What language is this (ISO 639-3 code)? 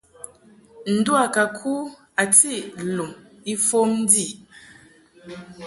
mhk